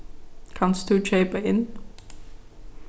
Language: Faroese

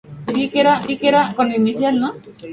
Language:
Spanish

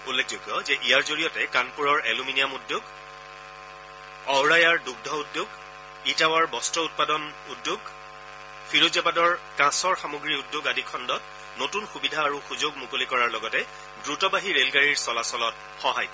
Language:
Assamese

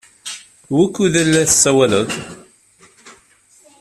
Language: Kabyle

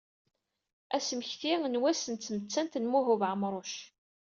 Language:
Kabyle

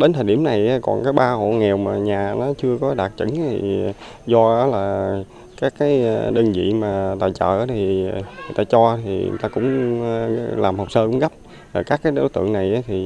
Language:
Vietnamese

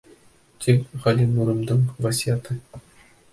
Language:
Bashkir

